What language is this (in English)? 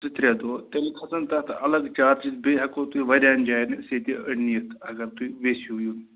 Kashmiri